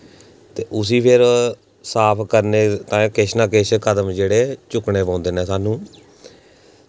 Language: Dogri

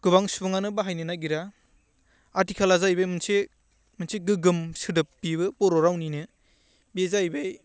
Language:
Bodo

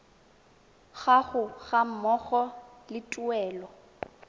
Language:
Tswana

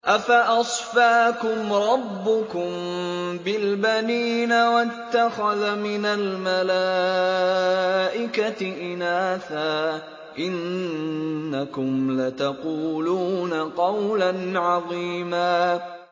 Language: Arabic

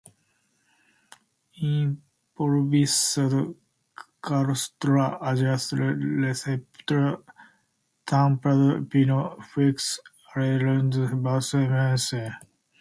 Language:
Portuguese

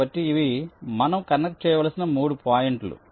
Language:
Telugu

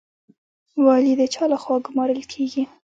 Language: Pashto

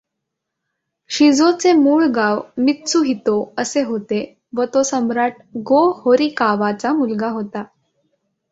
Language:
Marathi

